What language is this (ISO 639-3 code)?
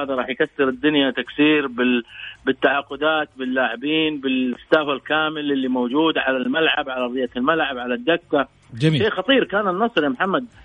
ara